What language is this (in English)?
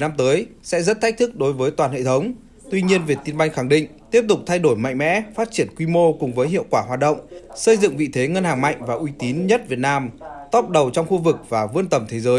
Vietnamese